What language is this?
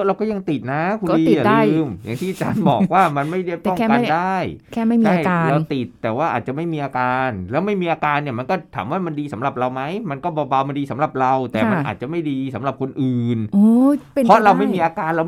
Thai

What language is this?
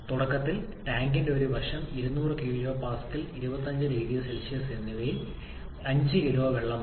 Malayalam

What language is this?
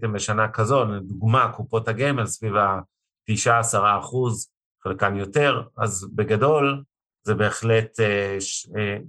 Hebrew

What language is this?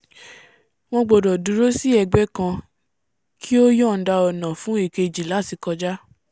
Yoruba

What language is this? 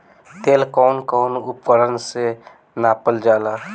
Bhojpuri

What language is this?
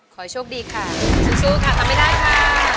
Thai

